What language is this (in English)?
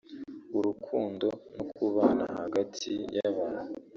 Kinyarwanda